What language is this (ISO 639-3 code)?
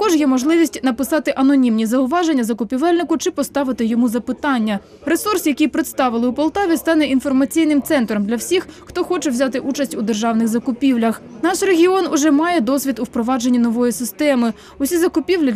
ukr